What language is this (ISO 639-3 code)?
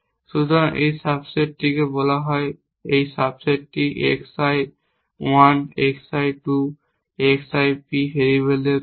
ben